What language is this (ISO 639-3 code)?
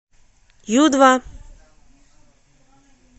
rus